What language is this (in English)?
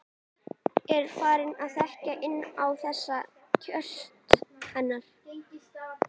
Icelandic